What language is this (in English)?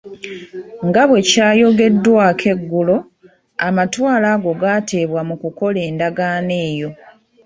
Ganda